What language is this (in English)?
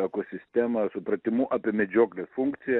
Lithuanian